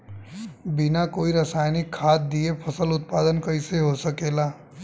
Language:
Bhojpuri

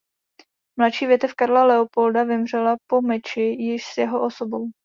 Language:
Czech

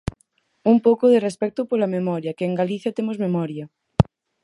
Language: Galician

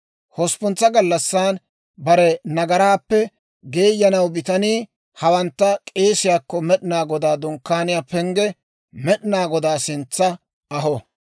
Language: Dawro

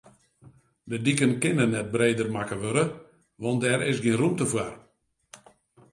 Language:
Western Frisian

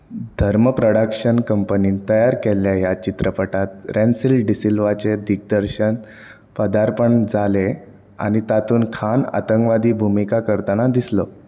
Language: Konkani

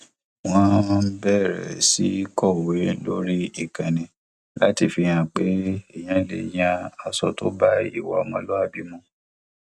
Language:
Yoruba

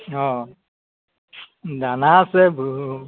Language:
Assamese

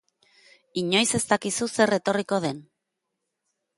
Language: Basque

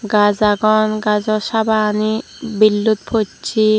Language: Chakma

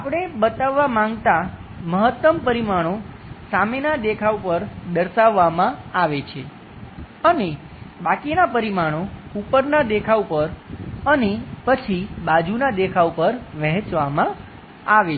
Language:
Gujarati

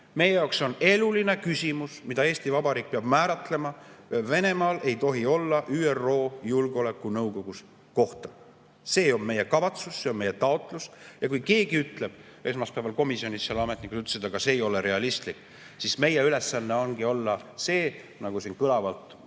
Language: Estonian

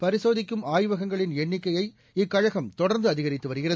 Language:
Tamil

